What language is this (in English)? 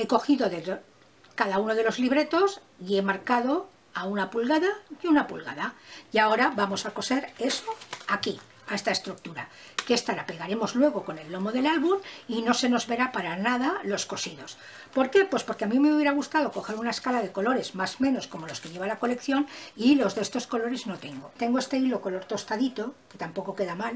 Spanish